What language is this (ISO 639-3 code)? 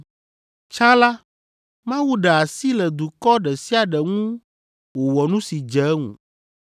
ewe